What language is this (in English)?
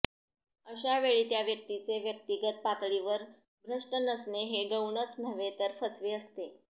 Marathi